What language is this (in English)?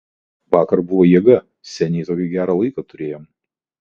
Lithuanian